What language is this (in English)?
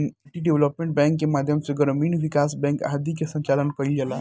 Bhojpuri